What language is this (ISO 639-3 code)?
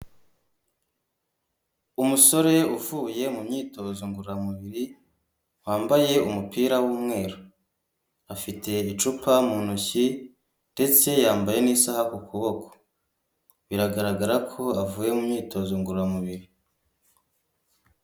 kin